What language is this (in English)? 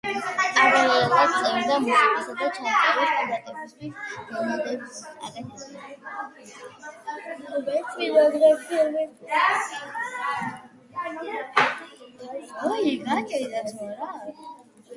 Georgian